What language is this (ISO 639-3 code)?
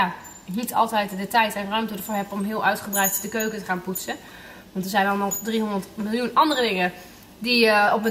nld